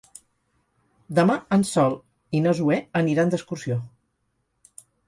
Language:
Catalan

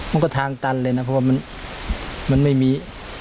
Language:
Thai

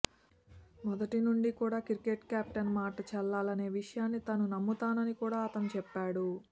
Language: Telugu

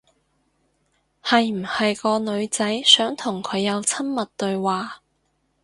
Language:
Cantonese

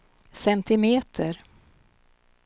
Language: Swedish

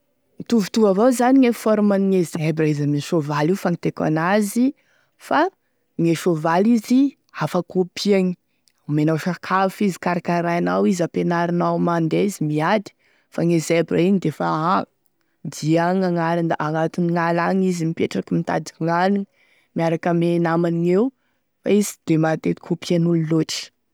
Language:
Tesaka Malagasy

